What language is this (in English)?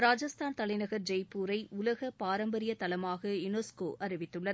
Tamil